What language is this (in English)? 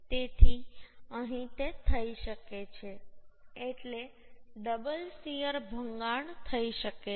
Gujarati